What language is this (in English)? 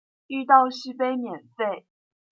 Chinese